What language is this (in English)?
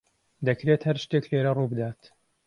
Central Kurdish